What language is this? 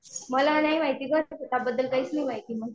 Marathi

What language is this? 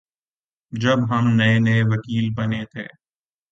Urdu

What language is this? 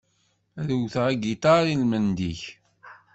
Kabyle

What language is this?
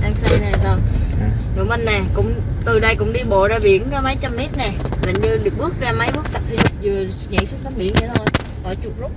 Vietnamese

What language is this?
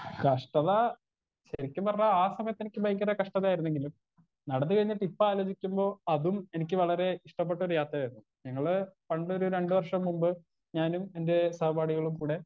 Malayalam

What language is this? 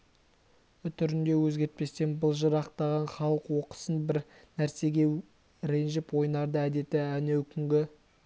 Kazakh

